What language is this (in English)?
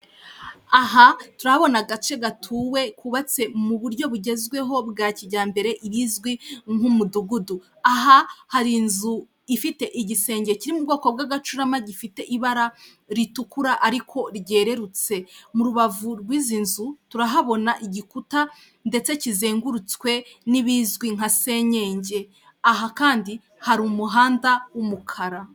Kinyarwanda